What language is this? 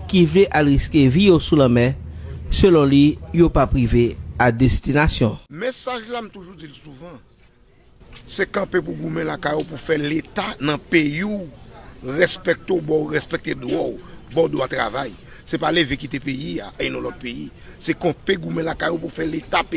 French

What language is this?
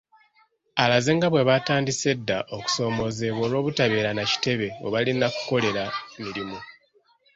Ganda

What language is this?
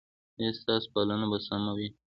Pashto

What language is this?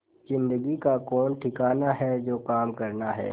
Hindi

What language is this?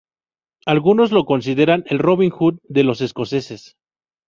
Spanish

